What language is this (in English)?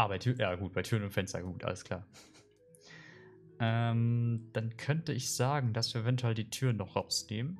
German